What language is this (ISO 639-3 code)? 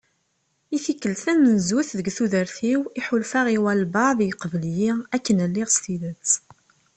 kab